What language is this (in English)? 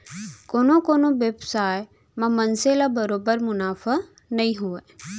Chhattisgarhi